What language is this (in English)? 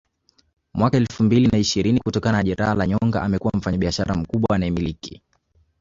Swahili